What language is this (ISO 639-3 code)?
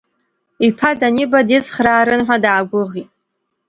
abk